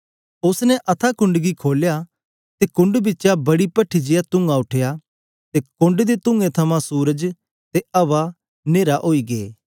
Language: Dogri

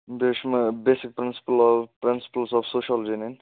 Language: Kashmiri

